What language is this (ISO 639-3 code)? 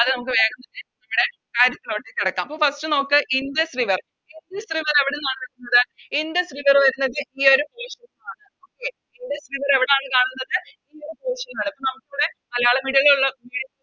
mal